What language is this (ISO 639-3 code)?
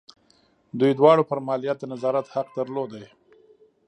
pus